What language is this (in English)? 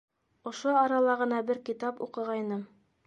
Bashkir